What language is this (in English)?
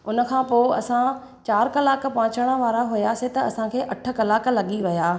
Sindhi